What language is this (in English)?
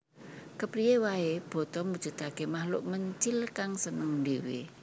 Javanese